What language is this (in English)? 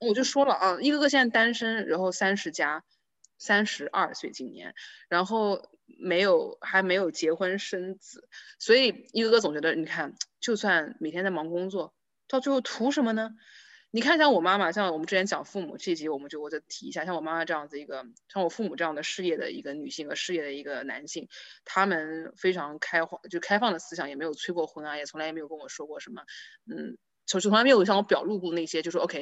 Chinese